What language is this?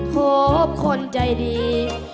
Thai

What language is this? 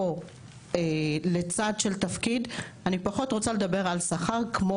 Hebrew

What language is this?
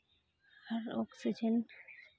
Santali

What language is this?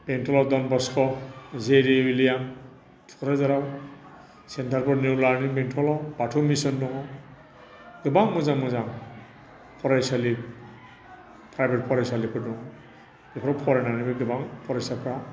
Bodo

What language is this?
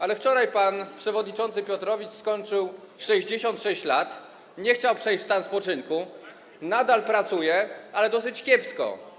Polish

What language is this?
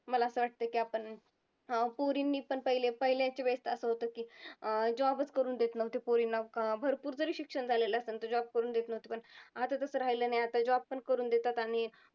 Marathi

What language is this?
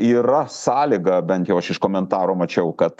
Lithuanian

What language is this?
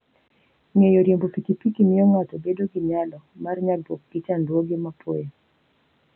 Luo (Kenya and Tanzania)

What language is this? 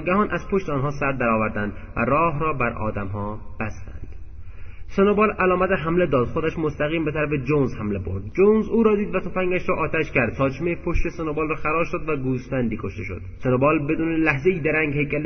Persian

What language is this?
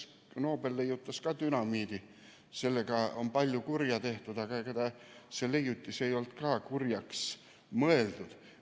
Estonian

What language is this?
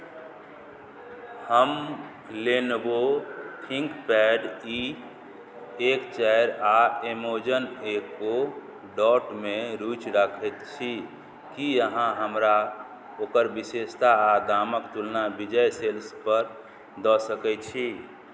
Maithili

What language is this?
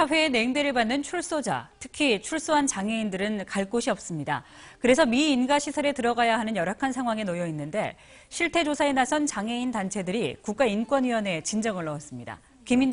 Korean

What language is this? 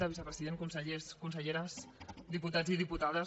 Catalan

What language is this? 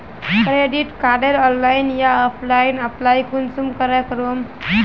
Magahi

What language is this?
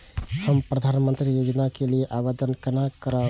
Maithili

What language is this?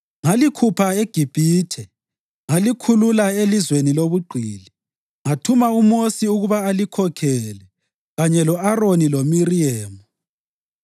North Ndebele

